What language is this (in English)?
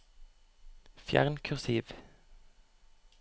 Norwegian